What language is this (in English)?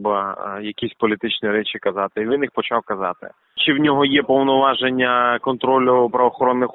Ukrainian